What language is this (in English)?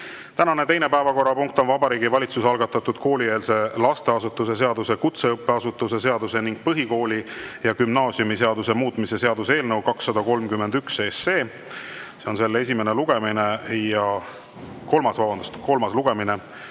Estonian